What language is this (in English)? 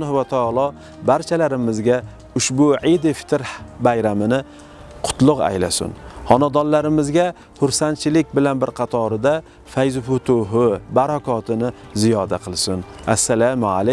Turkish